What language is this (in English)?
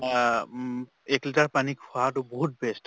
Assamese